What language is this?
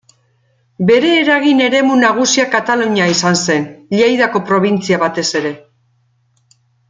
Basque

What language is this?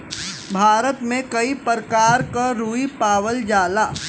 Bhojpuri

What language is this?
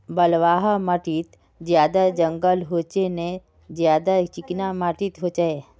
Magahi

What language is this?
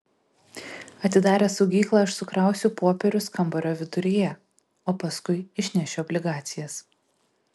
Lithuanian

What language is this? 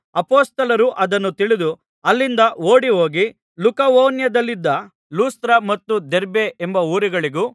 Kannada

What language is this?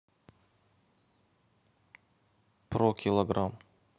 Russian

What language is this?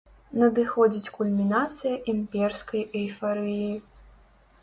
Belarusian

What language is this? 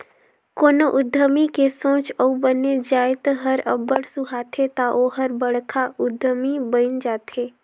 Chhattisgarhi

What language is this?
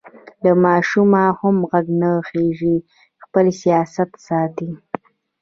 Pashto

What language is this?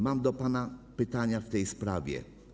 Polish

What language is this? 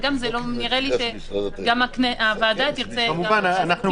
Hebrew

